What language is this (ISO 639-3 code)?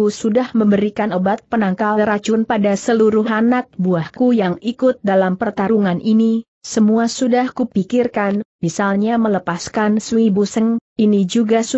ind